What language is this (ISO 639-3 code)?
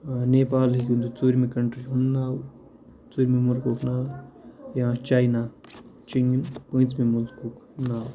kas